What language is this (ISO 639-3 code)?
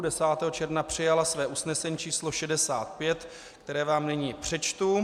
ces